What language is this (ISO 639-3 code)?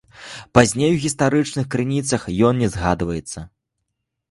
bel